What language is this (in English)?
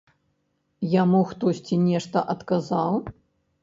Belarusian